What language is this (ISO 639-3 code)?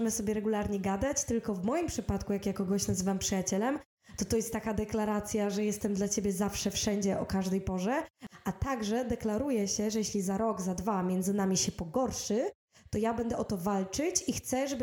pol